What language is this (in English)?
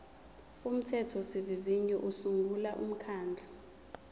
Zulu